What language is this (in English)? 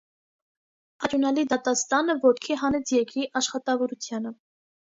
Armenian